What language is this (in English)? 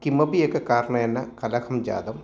Sanskrit